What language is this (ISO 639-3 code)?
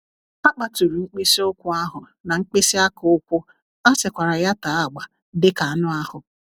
ibo